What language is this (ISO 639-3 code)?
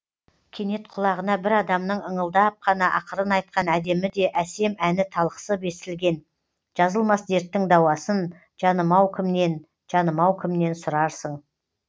kaz